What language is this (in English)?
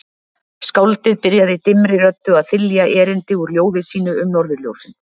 Icelandic